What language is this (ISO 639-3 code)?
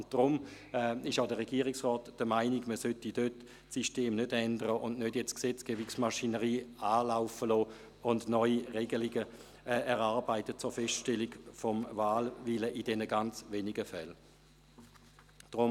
gsw